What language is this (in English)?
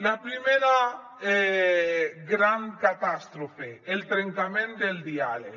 Catalan